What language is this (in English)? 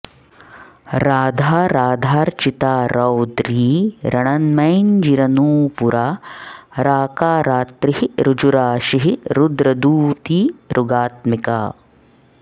Sanskrit